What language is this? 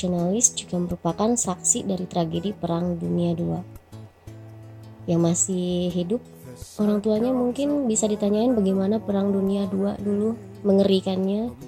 Indonesian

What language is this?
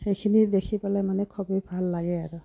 Assamese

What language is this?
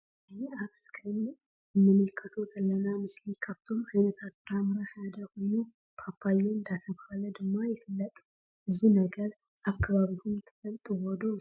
Tigrinya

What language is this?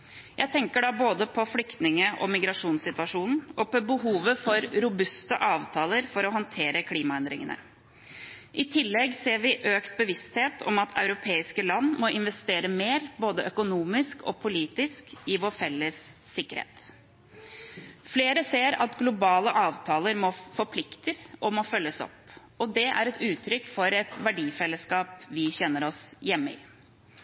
Norwegian Bokmål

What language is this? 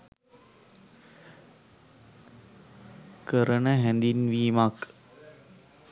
Sinhala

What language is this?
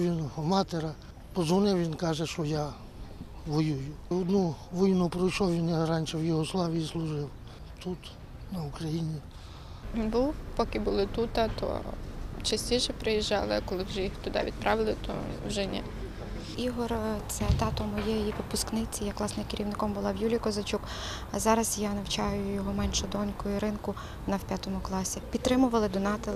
Ukrainian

